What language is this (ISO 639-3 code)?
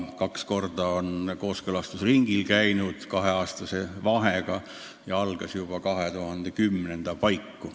est